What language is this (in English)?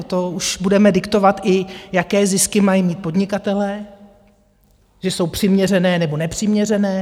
Czech